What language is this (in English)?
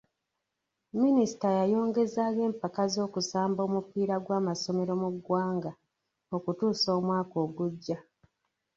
Ganda